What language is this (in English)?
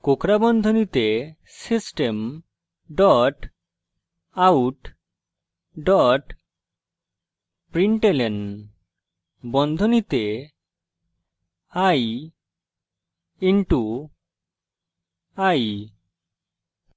Bangla